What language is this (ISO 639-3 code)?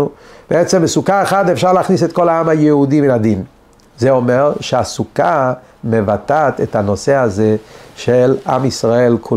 heb